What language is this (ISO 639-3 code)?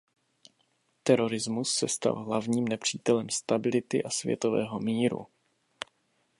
ces